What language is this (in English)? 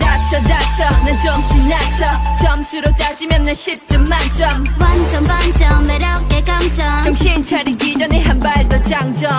Polish